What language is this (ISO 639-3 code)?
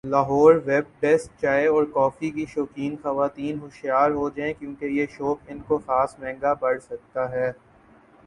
urd